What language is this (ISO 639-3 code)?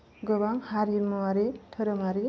brx